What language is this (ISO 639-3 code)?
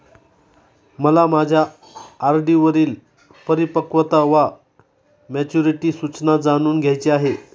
mar